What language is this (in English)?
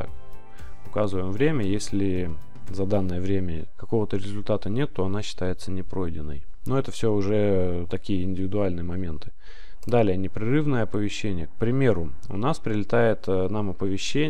Russian